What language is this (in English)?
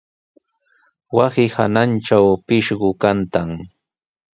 Sihuas Ancash Quechua